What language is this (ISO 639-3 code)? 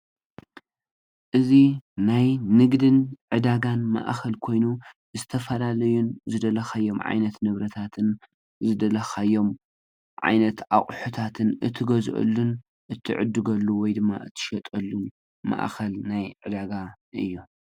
tir